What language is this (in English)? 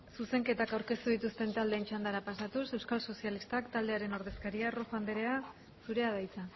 Basque